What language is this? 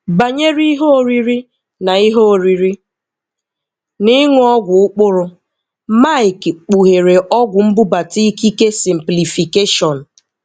Igbo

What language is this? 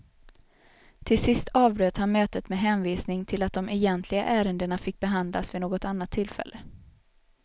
Swedish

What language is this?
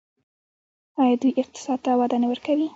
Pashto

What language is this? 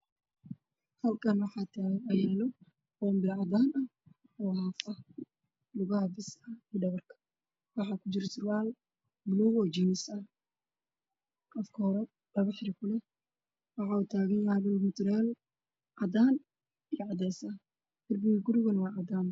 Somali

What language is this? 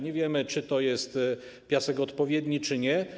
Polish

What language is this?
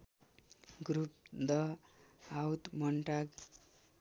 Nepali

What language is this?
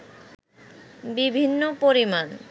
Bangla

